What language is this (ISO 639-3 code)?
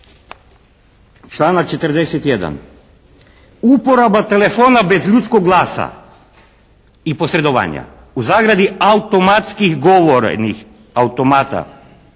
hrv